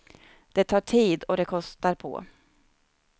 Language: Swedish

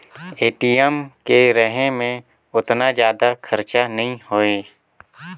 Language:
Chhattisgarhi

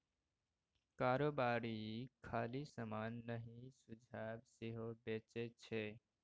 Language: Maithili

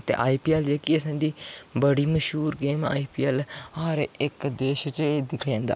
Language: Dogri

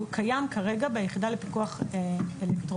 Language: Hebrew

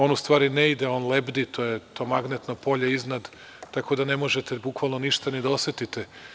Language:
Serbian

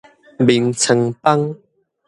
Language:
Min Nan Chinese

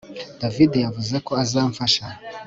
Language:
Kinyarwanda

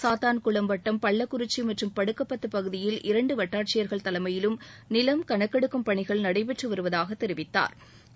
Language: Tamil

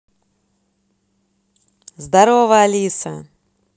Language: Russian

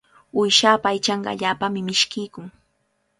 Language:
Cajatambo North Lima Quechua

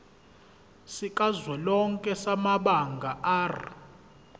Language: Zulu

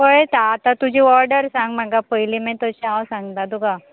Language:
Konkani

